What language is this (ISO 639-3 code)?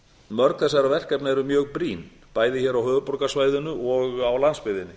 isl